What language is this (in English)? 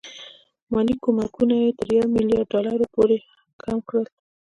Pashto